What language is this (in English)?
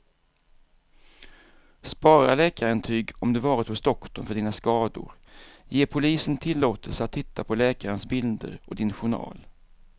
Swedish